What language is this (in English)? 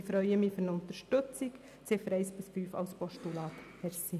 Swiss German